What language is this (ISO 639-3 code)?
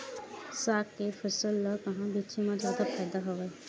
hne